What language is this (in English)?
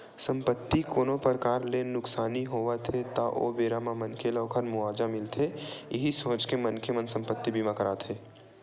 Chhattisgarhi